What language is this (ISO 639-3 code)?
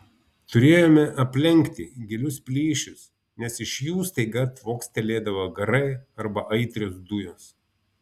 lit